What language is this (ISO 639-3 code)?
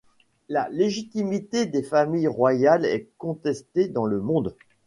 fra